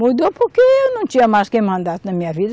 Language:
Portuguese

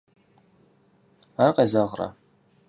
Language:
Kabardian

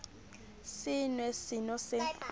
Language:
Southern Sotho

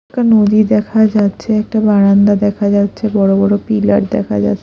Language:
Bangla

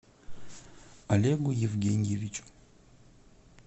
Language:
Russian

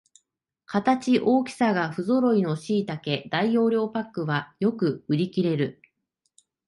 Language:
Japanese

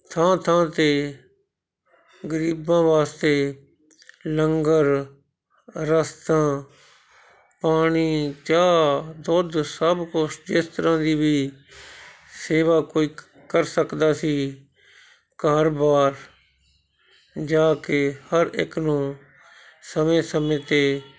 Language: Punjabi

